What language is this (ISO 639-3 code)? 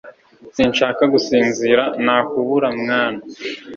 kin